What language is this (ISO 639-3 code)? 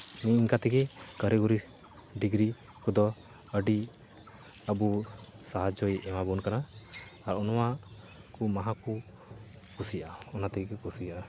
sat